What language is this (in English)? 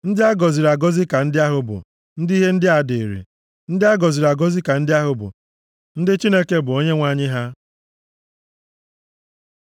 Igbo